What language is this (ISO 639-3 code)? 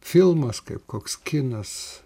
lit